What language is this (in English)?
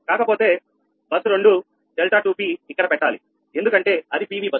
Telugu